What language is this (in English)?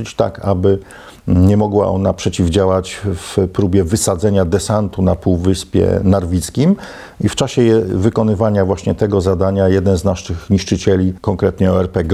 Polish